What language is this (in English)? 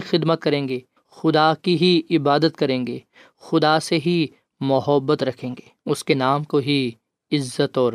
Urdu